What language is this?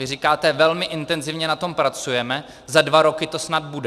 Czech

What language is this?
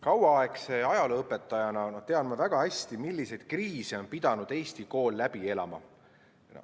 Estonian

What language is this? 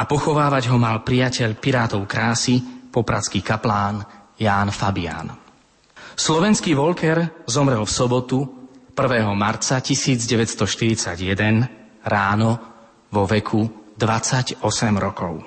Slovak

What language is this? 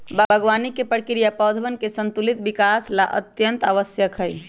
Magahi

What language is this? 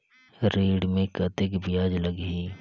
Chhattisgarhi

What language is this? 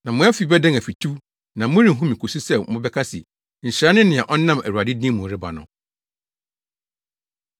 Akan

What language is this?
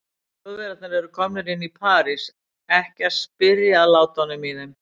Icelandic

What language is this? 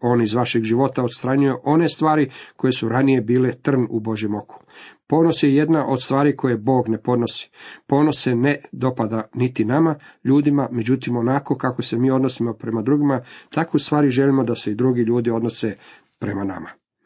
Croatian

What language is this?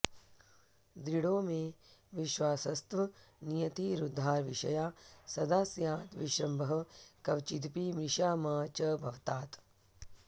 Sanskrit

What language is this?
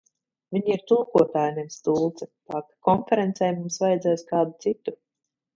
Latvian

